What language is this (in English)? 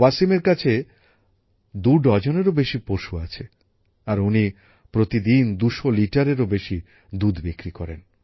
Bangla